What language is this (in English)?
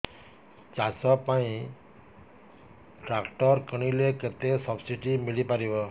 Odia